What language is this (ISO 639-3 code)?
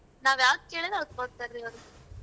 kan